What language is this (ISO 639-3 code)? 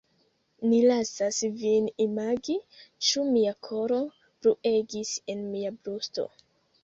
epo